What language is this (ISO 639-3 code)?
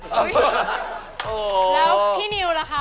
tha